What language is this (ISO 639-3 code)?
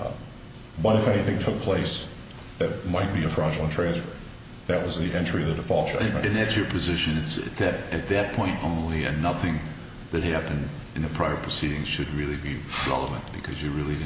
eng